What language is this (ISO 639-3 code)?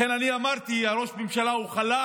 heb